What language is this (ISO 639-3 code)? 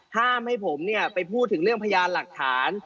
tha